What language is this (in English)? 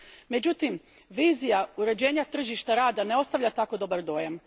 Croatian